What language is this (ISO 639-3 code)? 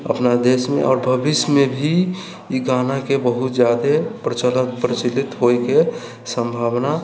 mai